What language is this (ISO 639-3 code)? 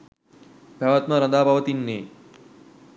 sin